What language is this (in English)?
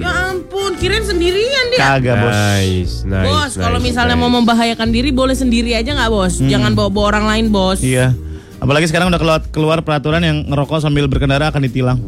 Indonesian